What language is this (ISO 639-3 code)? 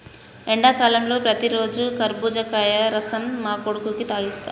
tel